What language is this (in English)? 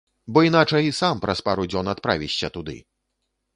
Belarusian